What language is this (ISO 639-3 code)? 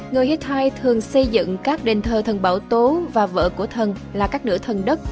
vie